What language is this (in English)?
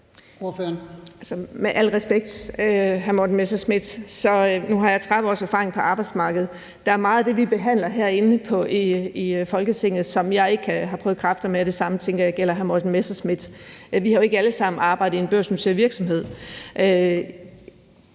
Danish